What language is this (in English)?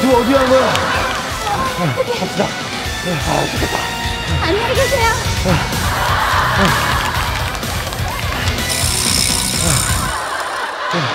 Korean